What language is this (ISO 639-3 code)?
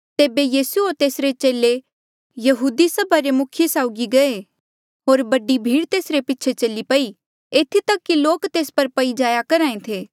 mjl